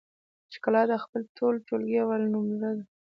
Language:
Pashto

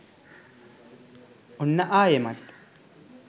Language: Sinhala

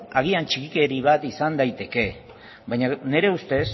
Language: Basque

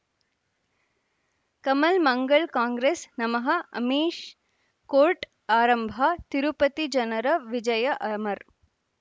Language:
Kannada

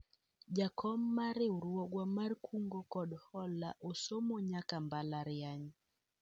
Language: Luo (Kenya and Tanzania)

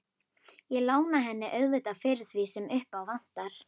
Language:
Icelandic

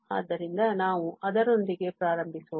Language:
Kannada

